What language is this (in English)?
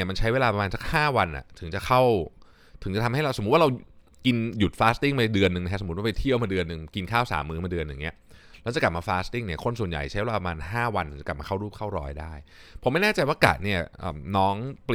Thai